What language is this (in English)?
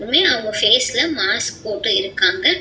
Tamil